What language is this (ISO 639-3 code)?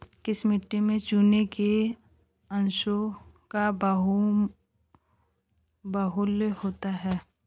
hin